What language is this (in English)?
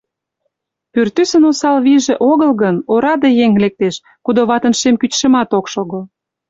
Mari